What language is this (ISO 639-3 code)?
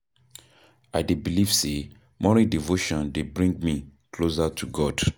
pcm